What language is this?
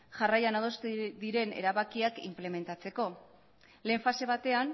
Basque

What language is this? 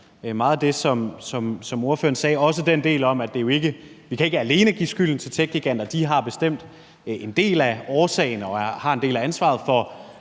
Danish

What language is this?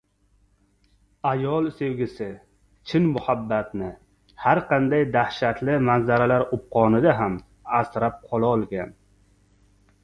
Uzbek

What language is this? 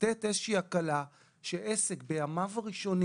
Hebrew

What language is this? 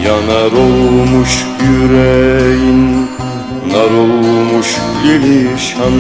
Turkish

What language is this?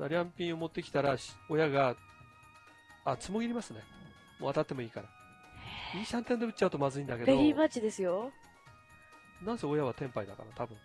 Japanese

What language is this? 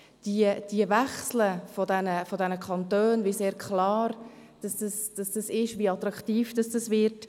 Swiss German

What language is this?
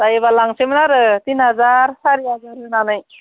Bodo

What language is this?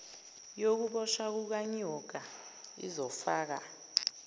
Zulu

